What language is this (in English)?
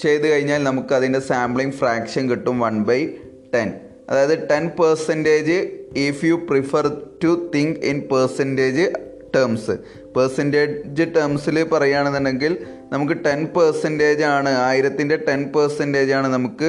Malayalam